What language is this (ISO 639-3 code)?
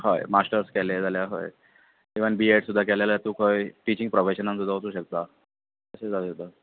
kok